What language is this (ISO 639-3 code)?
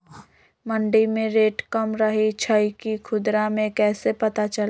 mag